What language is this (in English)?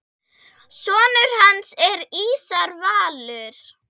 Icelandic